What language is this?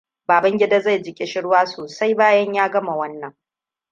Hausa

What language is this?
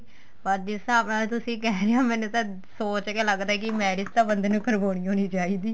Punjabi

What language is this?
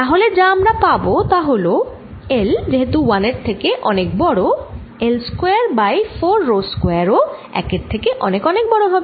Bangla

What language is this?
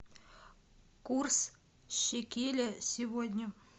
Russian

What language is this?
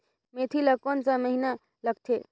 Chhattisgarhi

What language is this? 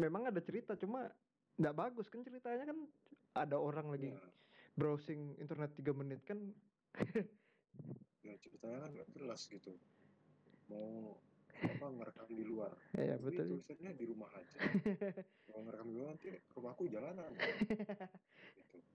Indonesian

